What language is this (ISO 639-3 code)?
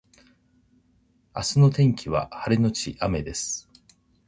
jpn